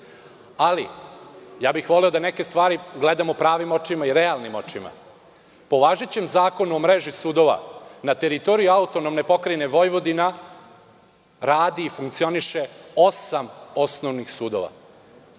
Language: Serbian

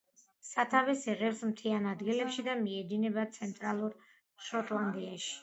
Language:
Georgian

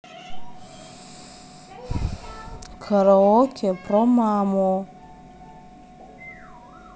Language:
Russian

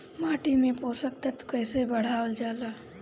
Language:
Bhojpuri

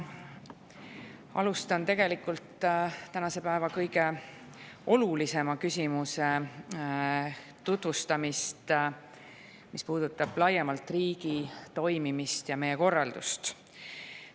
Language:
Estonian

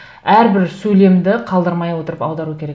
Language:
Kazakh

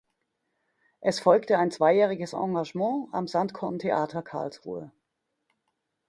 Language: German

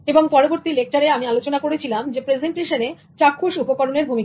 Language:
Bangla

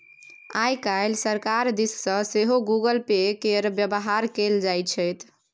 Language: Maithili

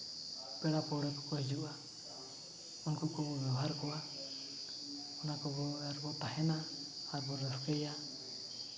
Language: Santali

